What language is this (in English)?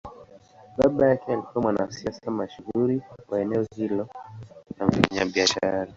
Swahili